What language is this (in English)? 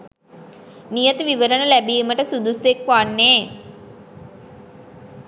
Sinhala